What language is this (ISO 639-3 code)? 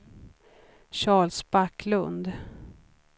swe